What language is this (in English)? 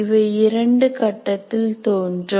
Tamil